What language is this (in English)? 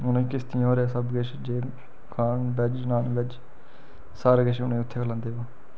Dogri